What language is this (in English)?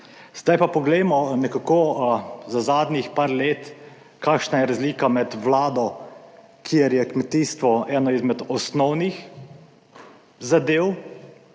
Slovenian